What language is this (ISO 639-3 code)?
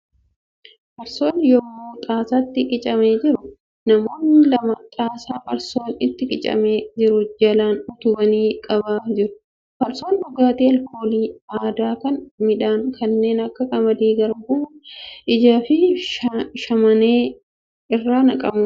orm